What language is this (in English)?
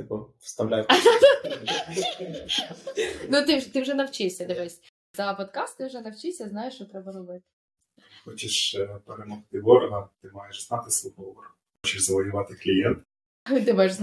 Ukrainian